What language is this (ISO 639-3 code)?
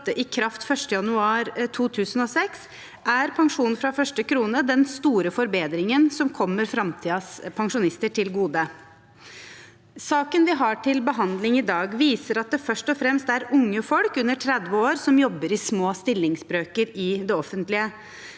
nor